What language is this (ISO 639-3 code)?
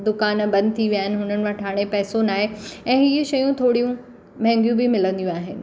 snd